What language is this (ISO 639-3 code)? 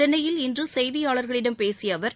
tam